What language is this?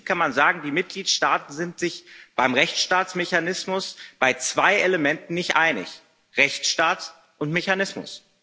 German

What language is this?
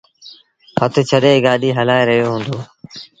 Sindhi Bhil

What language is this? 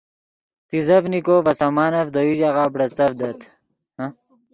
Yidgha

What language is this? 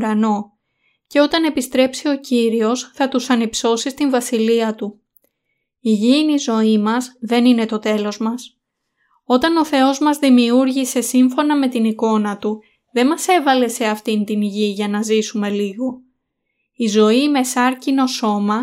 Greek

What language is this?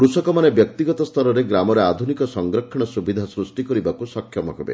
Odia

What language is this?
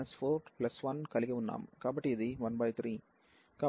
Telugu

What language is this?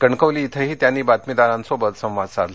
Marathi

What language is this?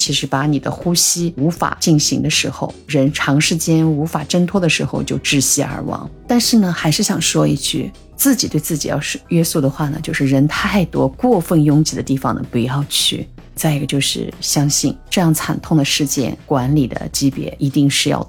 Chinese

